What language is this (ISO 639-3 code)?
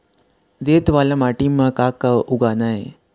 hne